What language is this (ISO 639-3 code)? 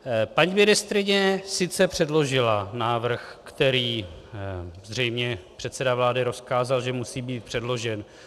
ces